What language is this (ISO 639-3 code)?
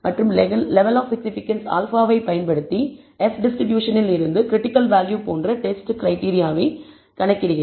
tam